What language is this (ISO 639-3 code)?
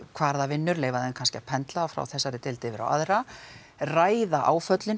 isl